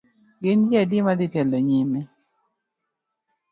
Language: Luo (Kenya and Tanzania)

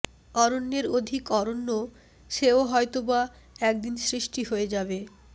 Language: Bangla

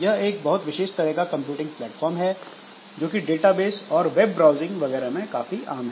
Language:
Hindi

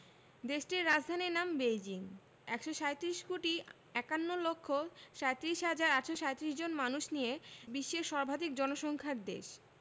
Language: Bangla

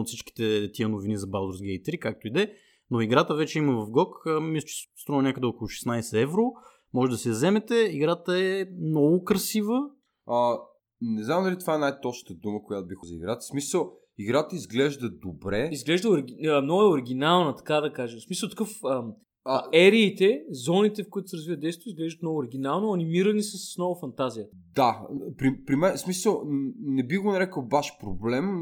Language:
Bulgarian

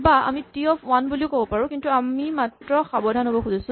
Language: Assamese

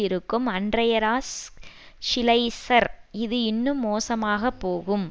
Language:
Tamil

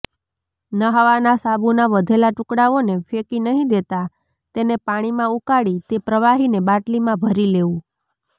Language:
Gujarati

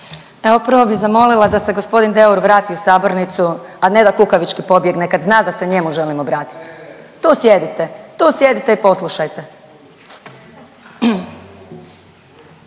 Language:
Croatian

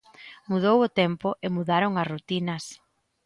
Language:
Galician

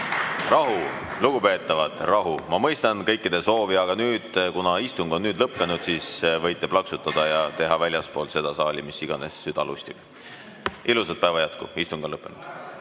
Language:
Estonian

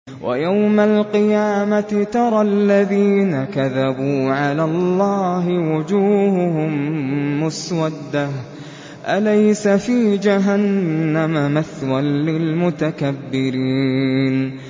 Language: Arabic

